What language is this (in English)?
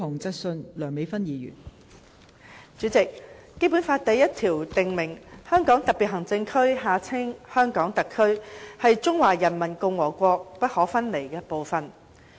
Cantonese